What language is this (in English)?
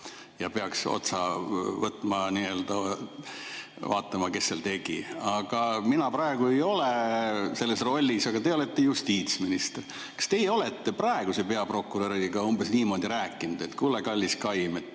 Estonian